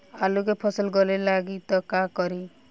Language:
Bhojpuri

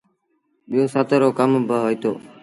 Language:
Sindhi Bhil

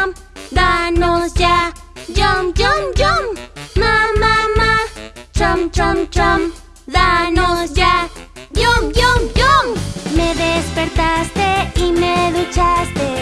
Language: Spanish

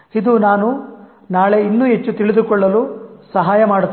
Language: Kannada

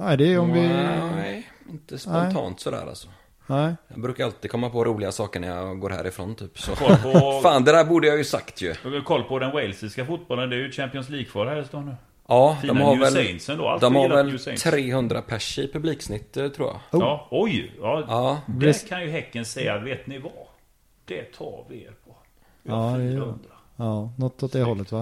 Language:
Swedish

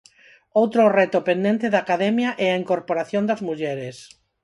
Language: Galician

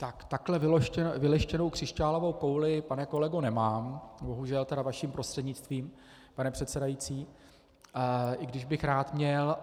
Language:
Czech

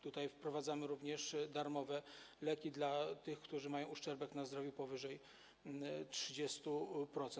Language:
Polish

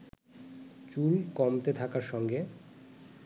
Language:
Bangla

